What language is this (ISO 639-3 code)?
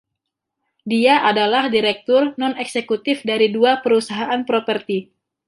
ind